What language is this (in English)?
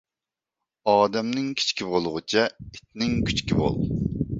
Uyghur